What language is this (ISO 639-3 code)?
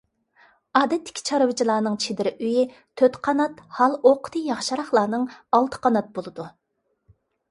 uig